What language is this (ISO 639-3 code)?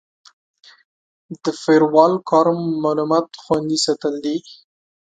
pus